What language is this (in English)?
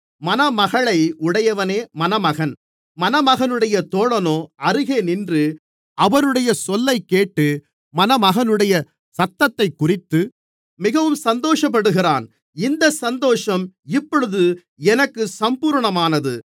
Tamil